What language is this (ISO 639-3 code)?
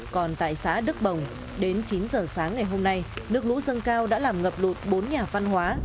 vie